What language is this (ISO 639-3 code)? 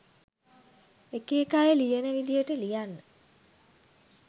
sin